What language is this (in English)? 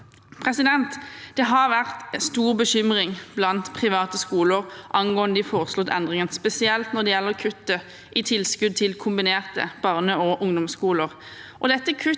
Norwegian